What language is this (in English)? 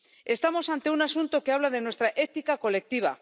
Spanish